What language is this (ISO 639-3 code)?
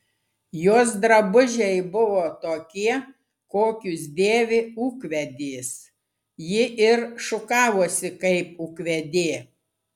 lit